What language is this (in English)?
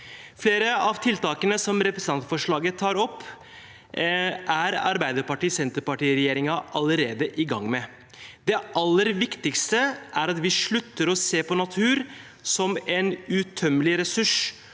Norwegian